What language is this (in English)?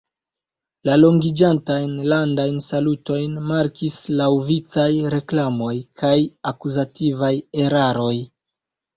Esperanto